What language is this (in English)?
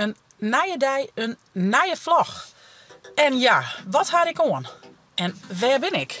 Dutch